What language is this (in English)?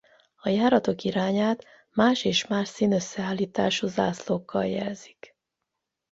Hungarian